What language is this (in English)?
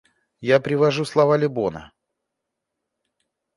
Russian